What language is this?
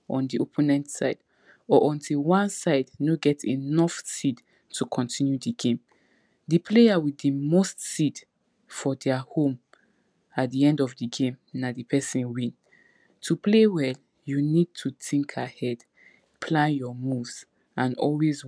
Nigerian Pidgin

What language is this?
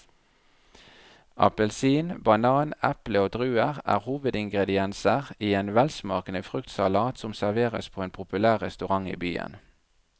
Norwegian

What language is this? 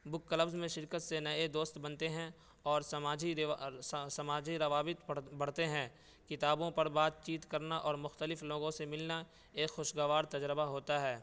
Urdu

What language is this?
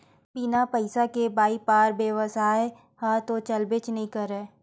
Chhattisgarhi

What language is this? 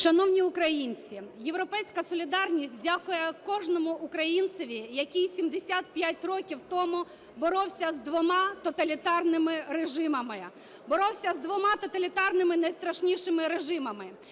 Ukrainian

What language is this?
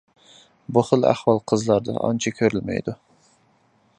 Uyghur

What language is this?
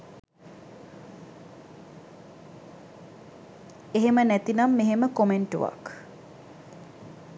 Sinhala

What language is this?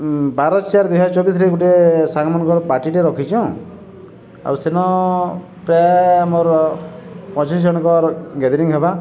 Odia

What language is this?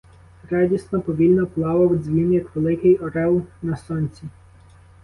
Ukrainian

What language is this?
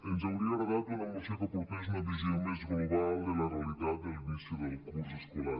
Catalan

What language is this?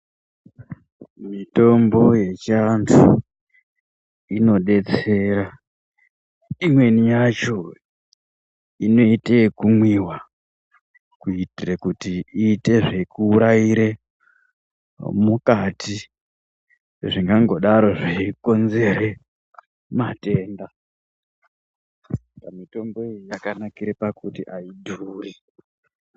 Ndau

